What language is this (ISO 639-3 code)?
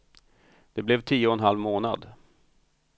swe